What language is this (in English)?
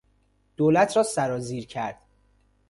Persian